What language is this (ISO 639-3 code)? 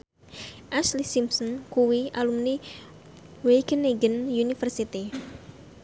jav